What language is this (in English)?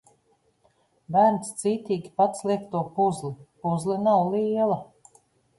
Latvian